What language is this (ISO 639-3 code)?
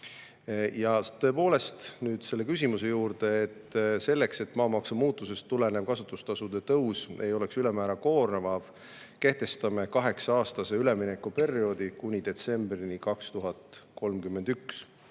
est